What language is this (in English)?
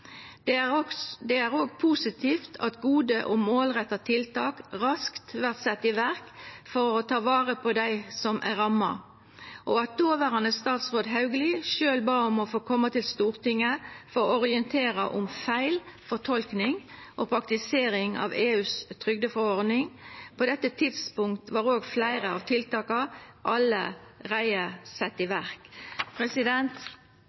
Norwegian Nynorsk